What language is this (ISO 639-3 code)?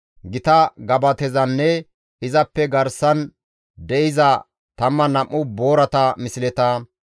gmv